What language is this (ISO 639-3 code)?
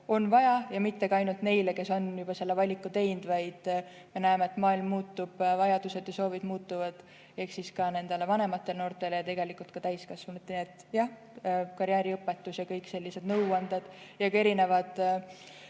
est